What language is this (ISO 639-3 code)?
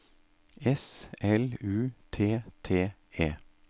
nor